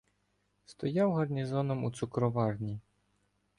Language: Ukrainian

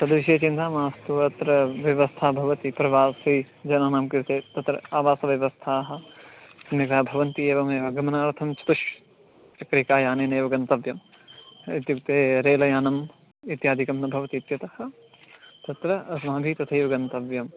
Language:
Sanskrit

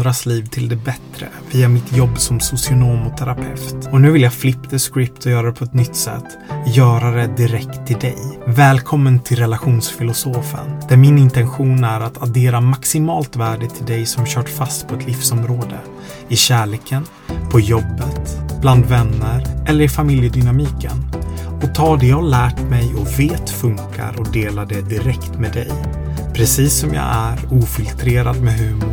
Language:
Swedish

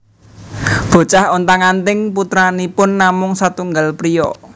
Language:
Javanese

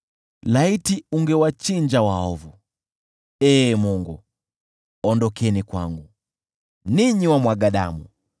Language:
Swahili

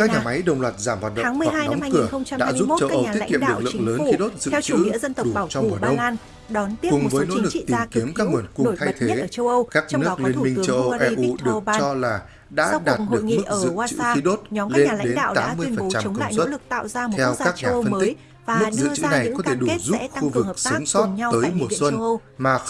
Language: Vietnamese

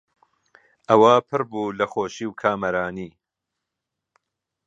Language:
Central Kurdish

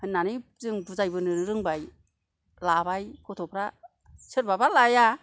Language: Bodo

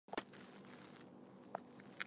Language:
Chinese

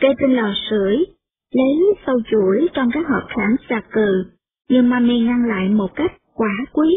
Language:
Vietnamese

